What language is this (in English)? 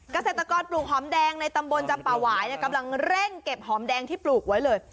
Thai